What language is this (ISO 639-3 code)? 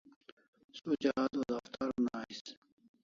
kls